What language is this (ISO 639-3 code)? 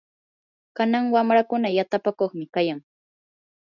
qur